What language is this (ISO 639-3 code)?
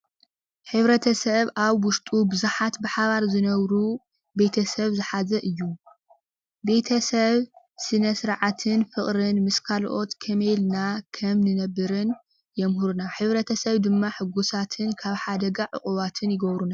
tir